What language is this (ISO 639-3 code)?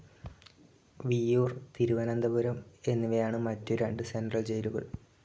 mal